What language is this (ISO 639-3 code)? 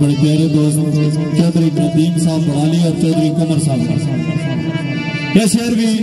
pan